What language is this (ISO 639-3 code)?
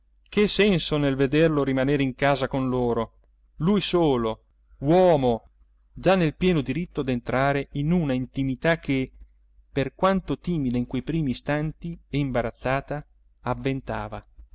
ita